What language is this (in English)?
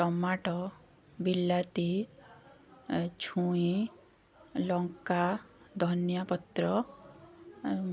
Odia